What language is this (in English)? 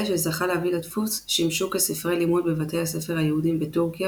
Hebrew